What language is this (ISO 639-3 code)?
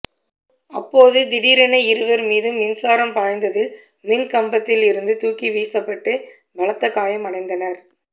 tam